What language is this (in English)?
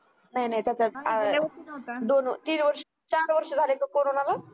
Marathi